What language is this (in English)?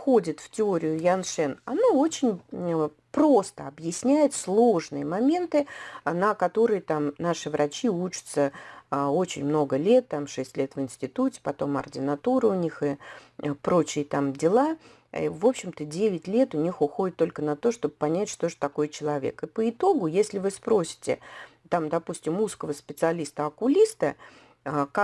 Russian